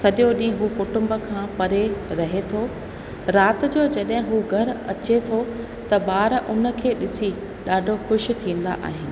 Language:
Sindhi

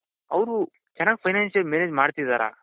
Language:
Kannada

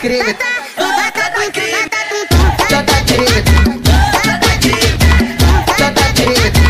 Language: Portuguese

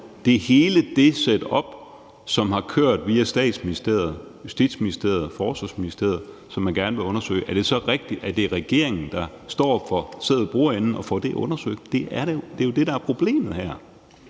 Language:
Danish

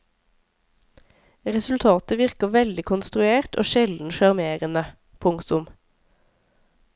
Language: Norwegian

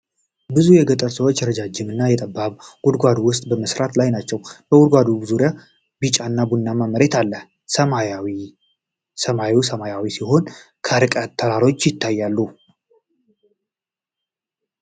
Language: Amharic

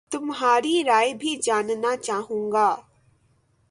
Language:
Urdu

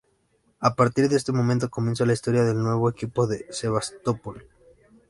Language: Spanish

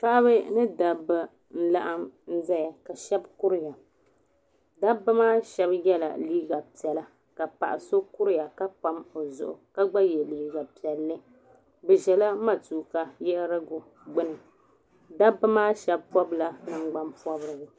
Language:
Dagbani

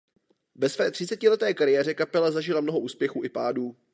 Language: Czech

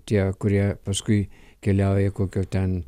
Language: Lithuanian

